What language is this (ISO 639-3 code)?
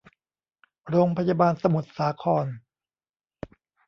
tha